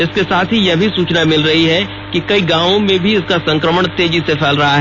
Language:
Hindi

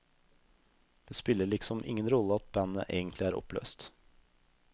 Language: Norwegian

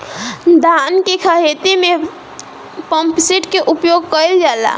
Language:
Bhojpuri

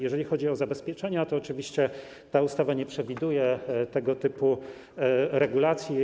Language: Polish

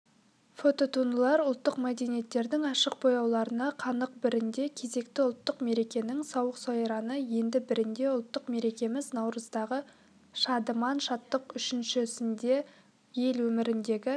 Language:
Kazakh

